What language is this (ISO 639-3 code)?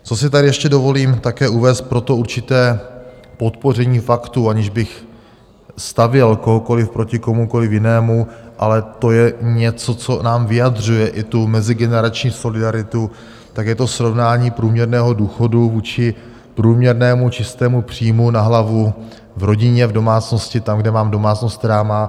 ces